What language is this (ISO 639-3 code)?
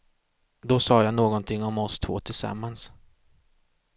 swe